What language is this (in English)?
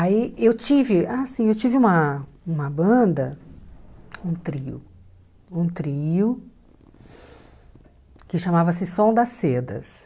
Portuguese